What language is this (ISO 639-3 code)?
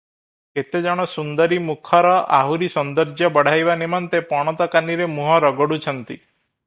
ori